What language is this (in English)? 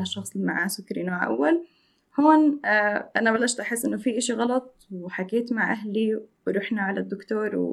Arabic